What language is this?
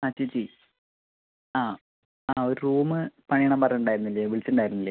Malayalam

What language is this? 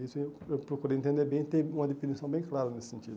Portuguese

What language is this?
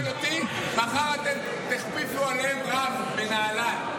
Hebrew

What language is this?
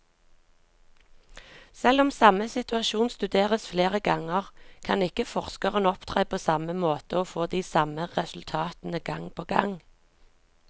Norwegian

